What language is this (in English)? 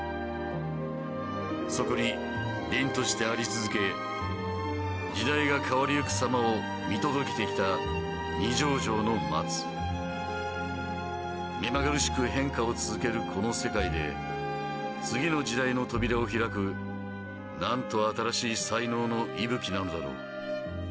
Japanese